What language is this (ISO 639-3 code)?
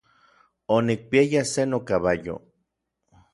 nlv